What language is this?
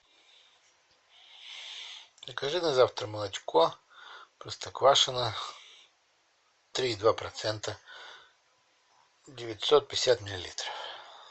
Russian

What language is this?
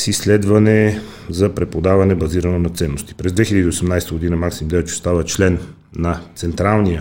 Bulgarian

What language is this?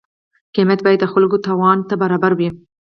Pashto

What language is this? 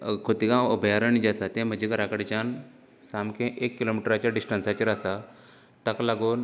Konkani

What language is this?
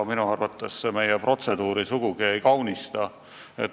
Estonian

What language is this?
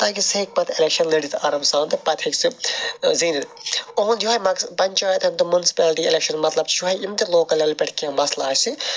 Kashmiri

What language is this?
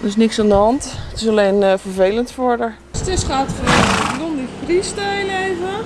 Dutch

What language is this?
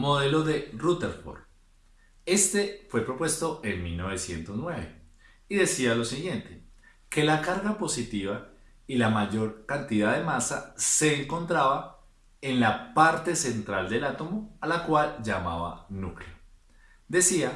Spanish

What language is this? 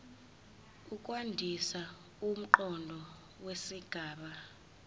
Zulu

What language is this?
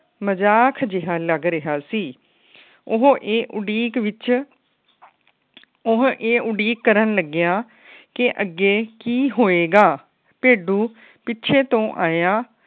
Punjabi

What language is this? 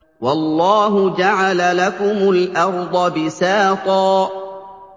Arabic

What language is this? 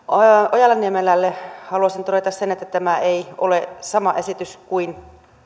Finnish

